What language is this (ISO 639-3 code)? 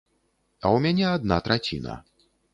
bel